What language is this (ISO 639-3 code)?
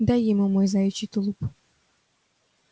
rus